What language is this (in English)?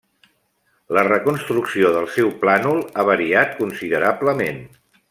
Catalan